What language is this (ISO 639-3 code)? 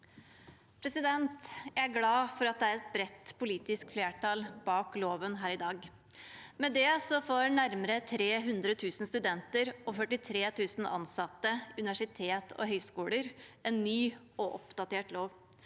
nor